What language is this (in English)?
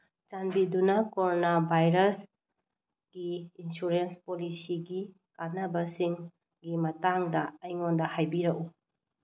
Manipuri